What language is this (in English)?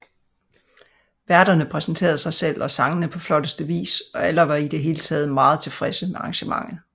Danish